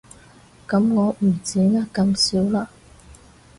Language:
Cantonese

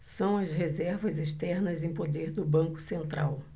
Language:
Portuguese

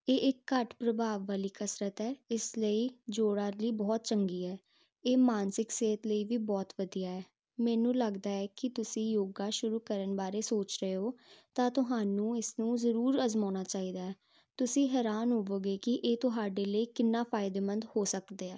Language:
Punjabi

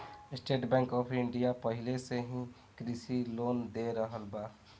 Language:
Bhojpuri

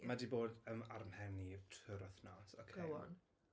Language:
Welsh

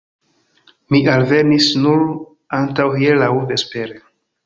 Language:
Esperanto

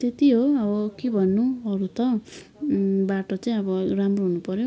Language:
Nepali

